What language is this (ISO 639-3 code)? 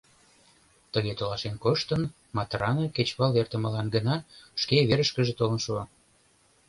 chm